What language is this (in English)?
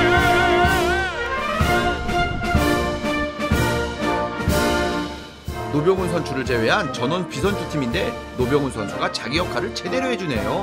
Korean